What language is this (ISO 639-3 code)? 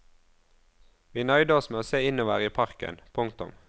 nor